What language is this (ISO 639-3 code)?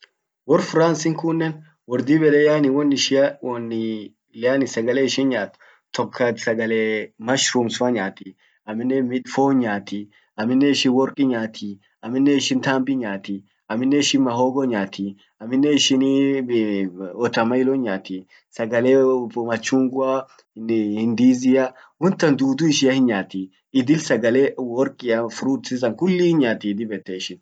orc